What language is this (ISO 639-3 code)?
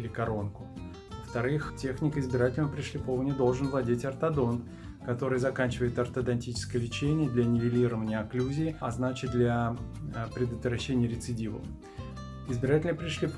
rus